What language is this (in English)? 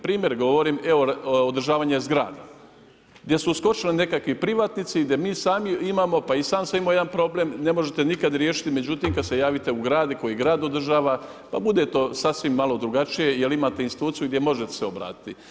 Croatian